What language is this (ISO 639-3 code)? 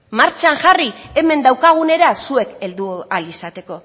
eus